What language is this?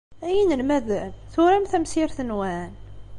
Kabyle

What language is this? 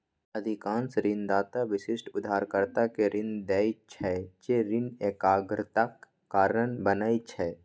Maithili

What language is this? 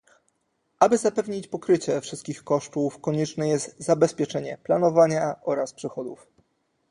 Polish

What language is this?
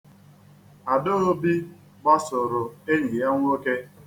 Igbo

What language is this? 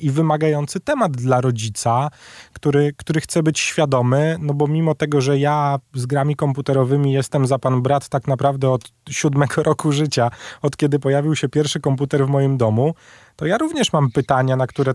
Polish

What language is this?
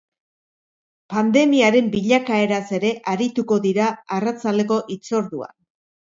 Basque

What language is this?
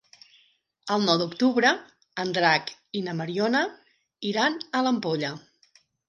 Catalan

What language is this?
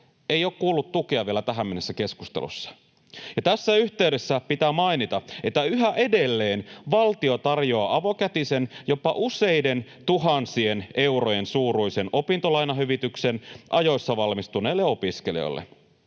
Finnish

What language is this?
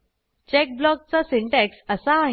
Marathi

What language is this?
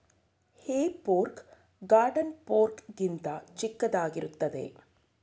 Kannada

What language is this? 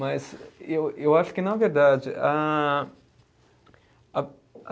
Portuguese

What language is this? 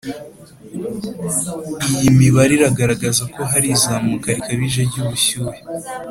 Kinyarwanda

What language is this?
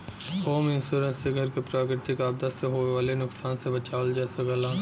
Bhojpuri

